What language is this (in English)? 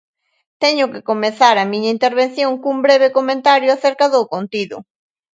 Galician